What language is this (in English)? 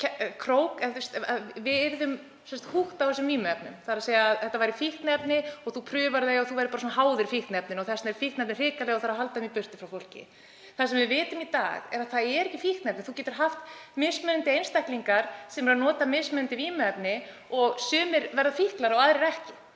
Icelandic